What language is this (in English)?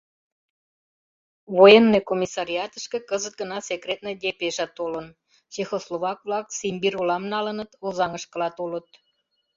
Mari